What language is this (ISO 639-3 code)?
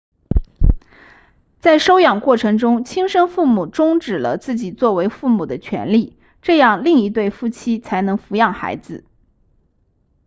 zho